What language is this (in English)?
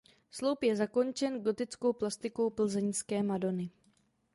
Czech